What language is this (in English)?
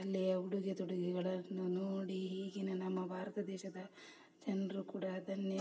Kannada